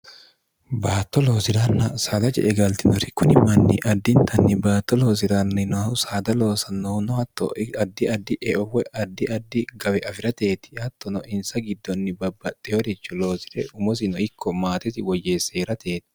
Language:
Sidamo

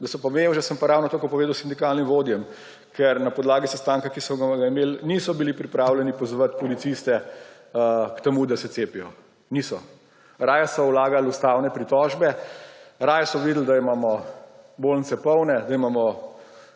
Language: Slovenian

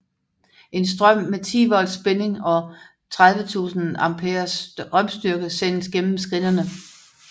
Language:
Danish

